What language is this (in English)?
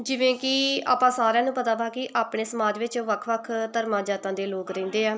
Punjabi